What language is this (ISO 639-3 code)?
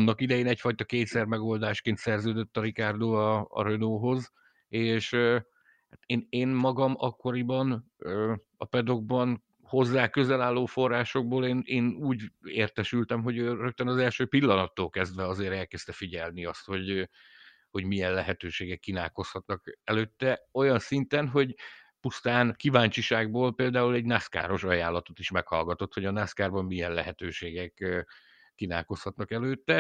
hun